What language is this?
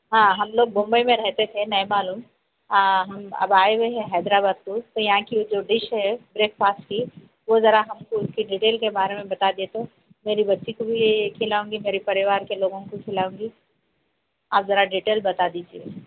Urdu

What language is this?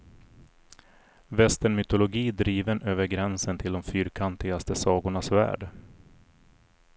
Swedish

